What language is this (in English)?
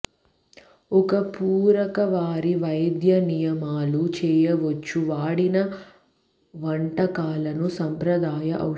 Telugu